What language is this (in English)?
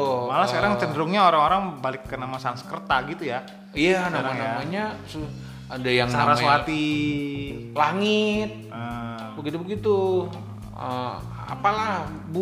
Indonesian